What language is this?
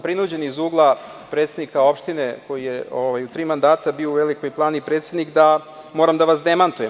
Serbian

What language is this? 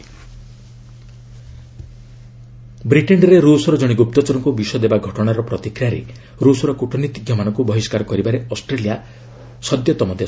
Odia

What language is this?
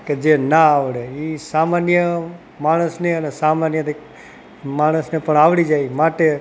Gujarati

